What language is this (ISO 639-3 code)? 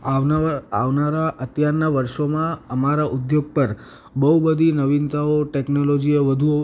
guj